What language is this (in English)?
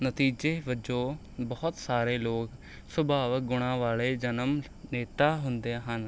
Punjabi